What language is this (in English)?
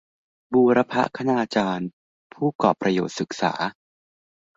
Thai